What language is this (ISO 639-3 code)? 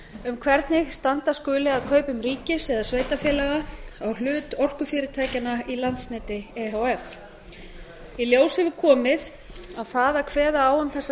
isl